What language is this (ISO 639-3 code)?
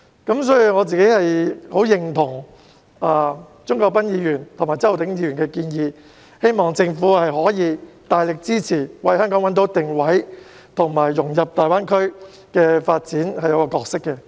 yue